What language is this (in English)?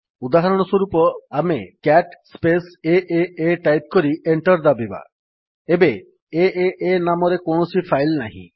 Odia